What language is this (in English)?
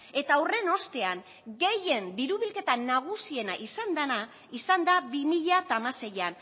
Basque